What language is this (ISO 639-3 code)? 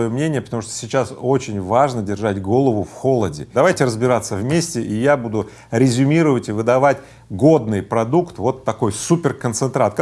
rus